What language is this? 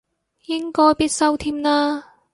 Cantonese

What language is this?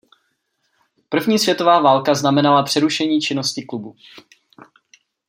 Czech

